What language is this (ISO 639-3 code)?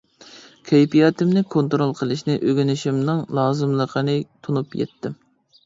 uig